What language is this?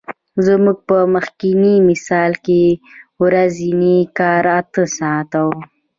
Pashto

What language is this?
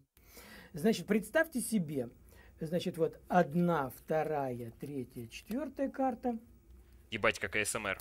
Russian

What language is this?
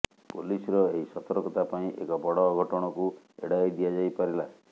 Odia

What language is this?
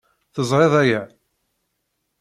Kabyle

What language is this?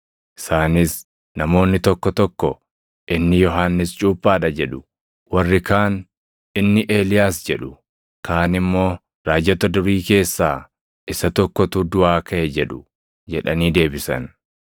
Oromo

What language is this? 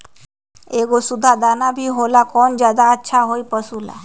Magahi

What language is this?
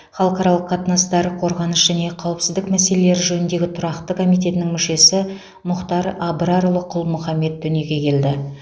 Kazakh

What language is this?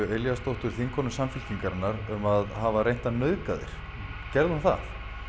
Icelandic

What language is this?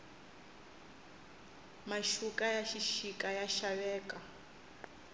Tsonga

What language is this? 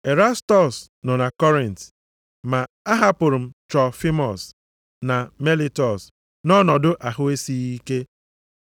Igbo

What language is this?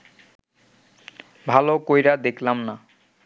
Bangla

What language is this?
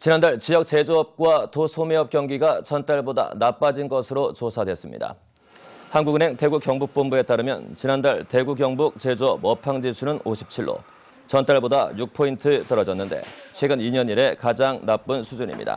Korean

